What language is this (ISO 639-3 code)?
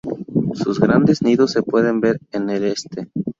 spa